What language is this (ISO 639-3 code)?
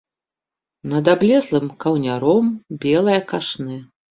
bel